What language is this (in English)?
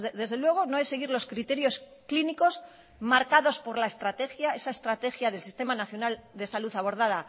Spanish